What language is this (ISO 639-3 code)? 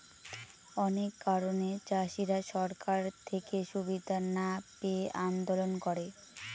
ben